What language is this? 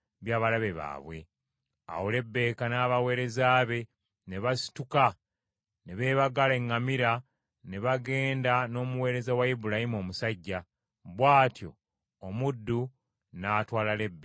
Ganda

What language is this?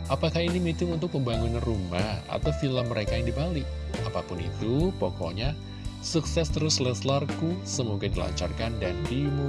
Indonesian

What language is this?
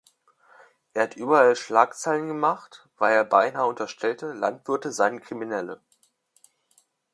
German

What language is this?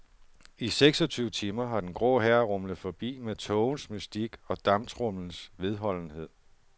Danish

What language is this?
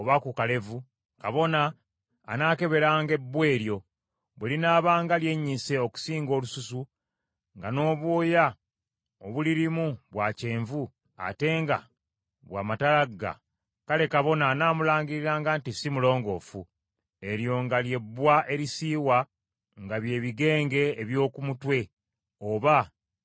Ganda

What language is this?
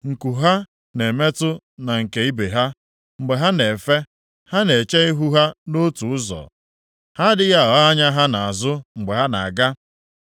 Igbo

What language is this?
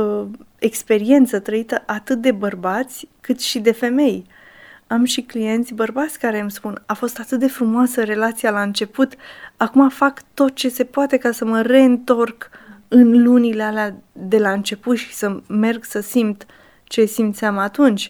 Romanian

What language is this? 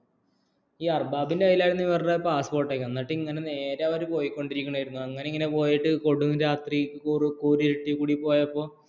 Malayalam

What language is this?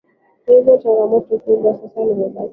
Swahili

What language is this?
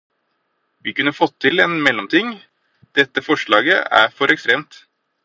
Norwegian Bokmål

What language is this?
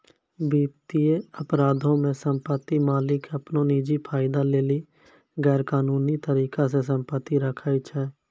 Maithili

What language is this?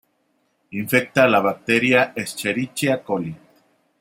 Spanish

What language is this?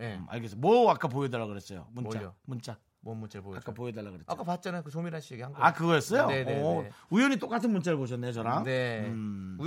Korean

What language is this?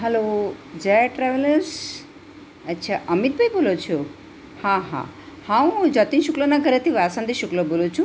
Gujarati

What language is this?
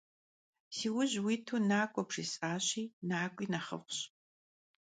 Kabardian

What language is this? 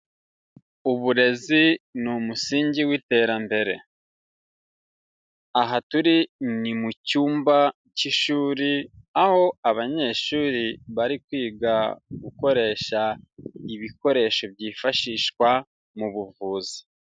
Kinyarwanda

